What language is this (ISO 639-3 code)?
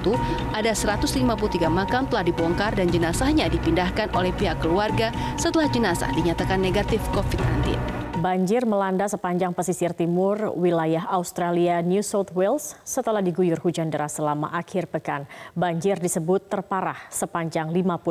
ind